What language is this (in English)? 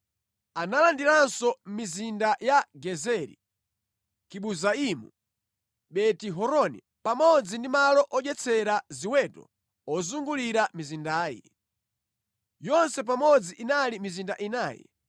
Nyanja